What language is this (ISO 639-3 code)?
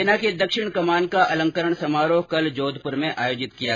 hin